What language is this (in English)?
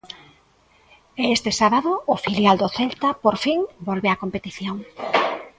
Galician